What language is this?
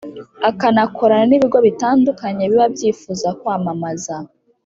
Kinyarwanda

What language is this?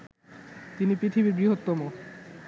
Bangla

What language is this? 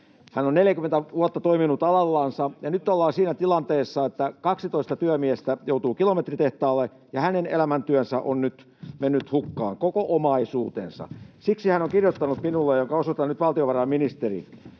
Finnish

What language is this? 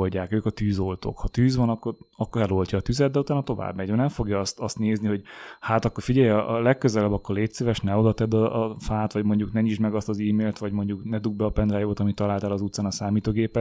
Hungarian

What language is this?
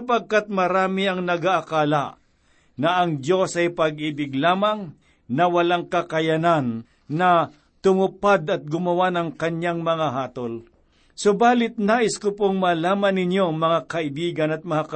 Filipino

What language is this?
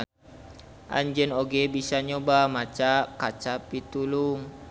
Sundanese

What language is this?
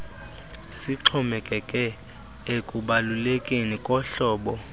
Xhosa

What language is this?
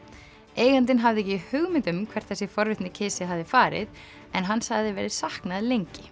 Icelandic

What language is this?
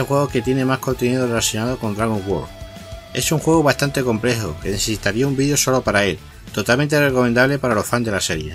Spanish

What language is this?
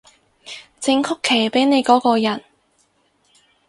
Cantonese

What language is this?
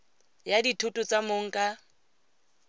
Tswana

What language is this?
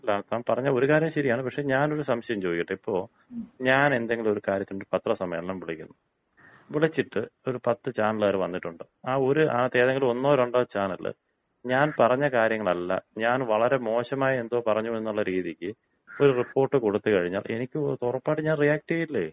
Malayalam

